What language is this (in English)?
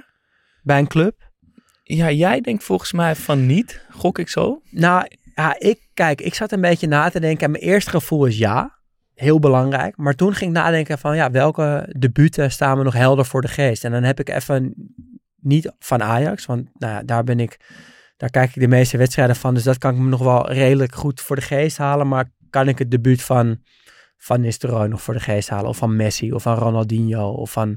Dutch